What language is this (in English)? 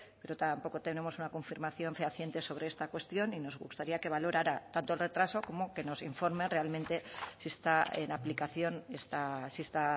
Spanish